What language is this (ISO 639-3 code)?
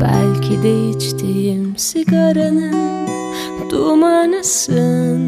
tur